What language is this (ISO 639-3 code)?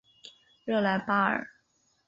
zho